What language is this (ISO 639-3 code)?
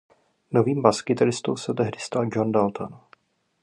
ces